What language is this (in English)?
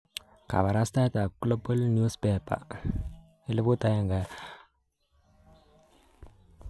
Kalenjin